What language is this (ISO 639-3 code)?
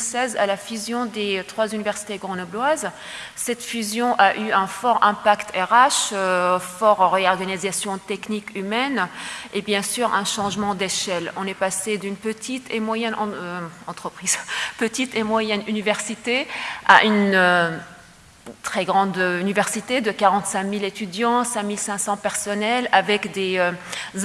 fra